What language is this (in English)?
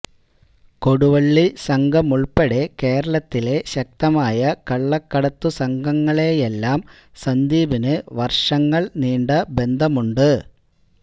Malayalam